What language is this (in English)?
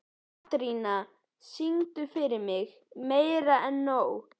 Icelandic